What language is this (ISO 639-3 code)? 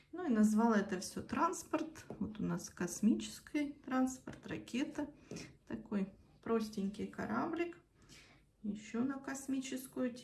rus